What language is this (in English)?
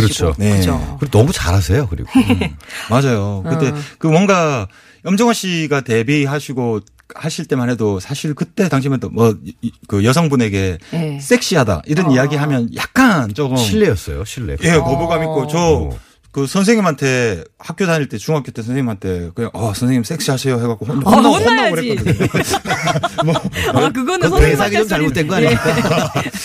Korean